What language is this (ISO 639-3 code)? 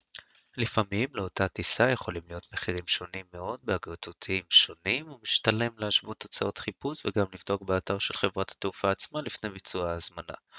heb